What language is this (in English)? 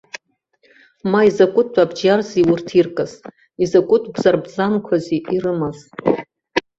Abkhazian